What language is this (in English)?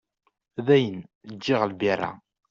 Kabyle